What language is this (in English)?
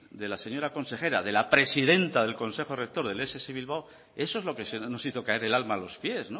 Spanish